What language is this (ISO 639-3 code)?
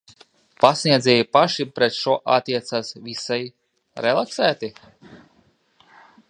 lav